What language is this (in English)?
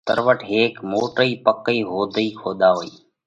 Parkari Koli